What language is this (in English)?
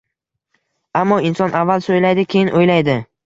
Uzbek